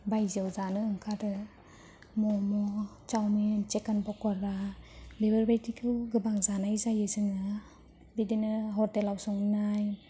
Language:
Bodo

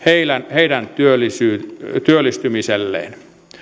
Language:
Finnish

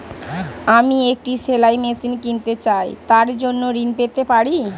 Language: Bangla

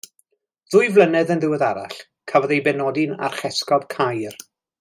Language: Welsh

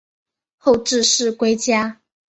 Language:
Chinese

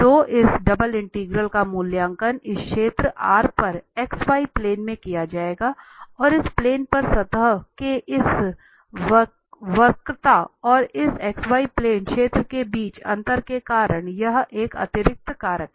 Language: Hindi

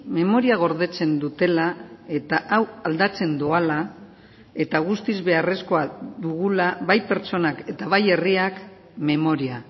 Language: Basque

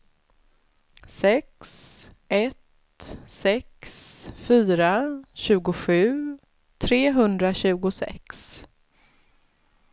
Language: Swedish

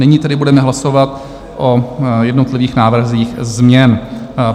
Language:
Czech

